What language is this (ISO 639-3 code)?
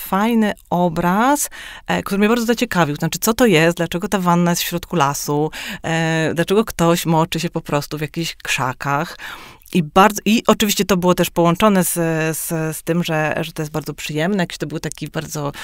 pol